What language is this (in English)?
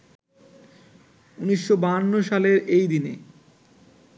Bangla